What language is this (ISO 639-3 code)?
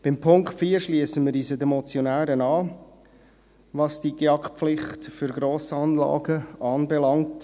gsw